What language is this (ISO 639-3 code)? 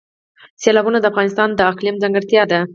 pus